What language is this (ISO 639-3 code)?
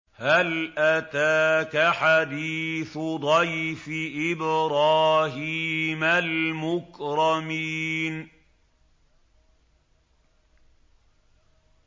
ara